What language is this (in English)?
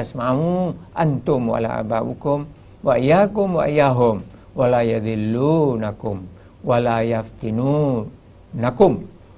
Malay